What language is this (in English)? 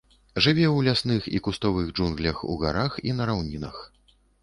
Belarusian